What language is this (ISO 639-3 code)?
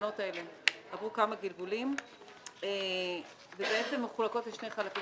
heb